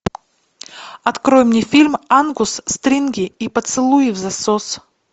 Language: Russian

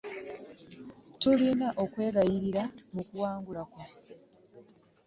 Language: Ganda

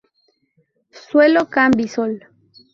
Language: Spanish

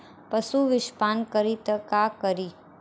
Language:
Bhojpuri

